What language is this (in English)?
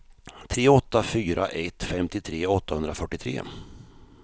Swedish